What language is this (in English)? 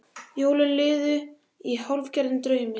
Icelandic